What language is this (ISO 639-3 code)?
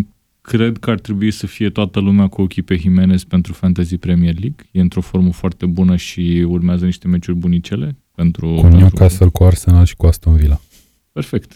ron